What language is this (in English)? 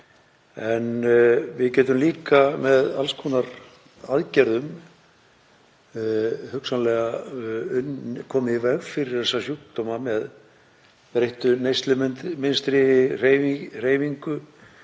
Icelandic